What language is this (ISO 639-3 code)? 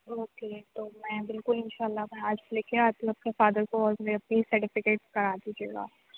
urd